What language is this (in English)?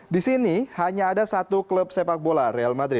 Indonesian